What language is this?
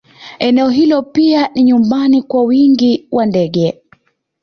Swahili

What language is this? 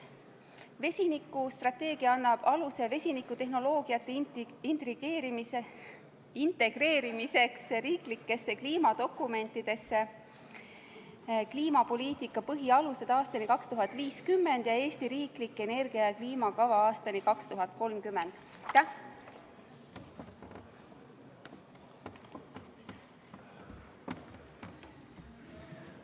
Estonian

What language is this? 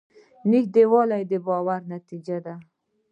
Pashto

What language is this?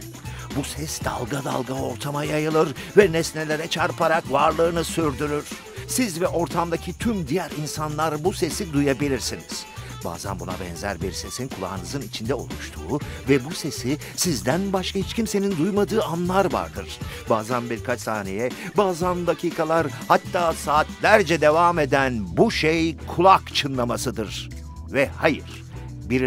Turkish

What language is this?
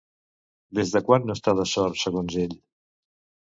Catalan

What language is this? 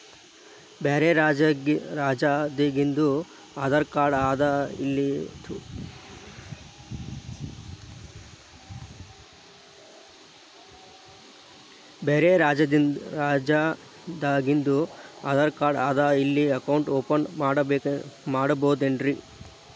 Kannada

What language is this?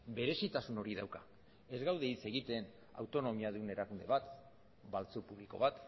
Basque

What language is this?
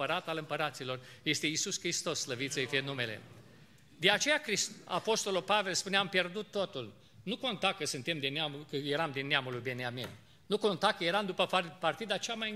Romanian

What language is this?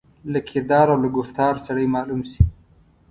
Pashto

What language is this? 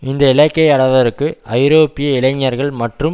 Tamil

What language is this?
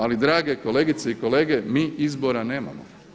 Croatian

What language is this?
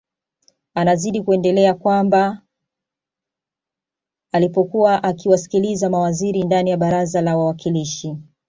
Swahili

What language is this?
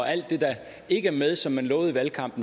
Danish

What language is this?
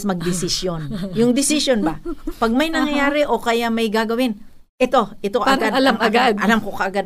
Filipino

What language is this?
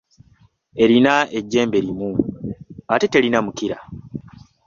Ganda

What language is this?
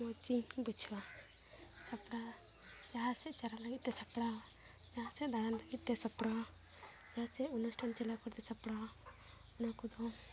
Santali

